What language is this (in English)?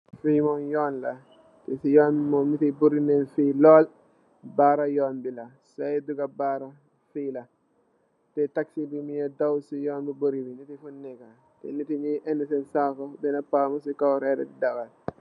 Wolof